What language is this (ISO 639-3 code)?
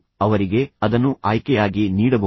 kan